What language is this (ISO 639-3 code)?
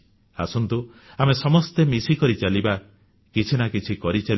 ori